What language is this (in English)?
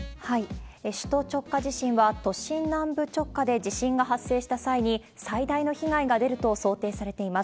Japanese